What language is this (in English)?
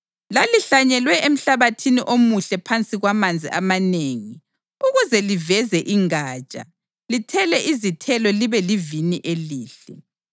North Ndebele